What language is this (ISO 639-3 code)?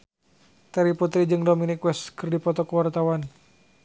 sun